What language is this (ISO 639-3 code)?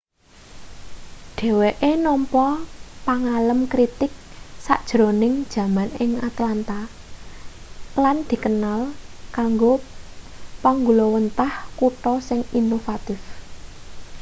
jav